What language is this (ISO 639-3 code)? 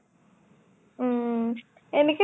asm